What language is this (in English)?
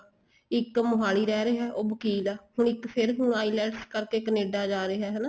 Punjabi